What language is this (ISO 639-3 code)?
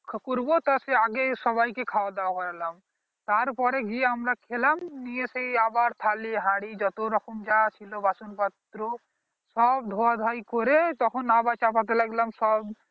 ben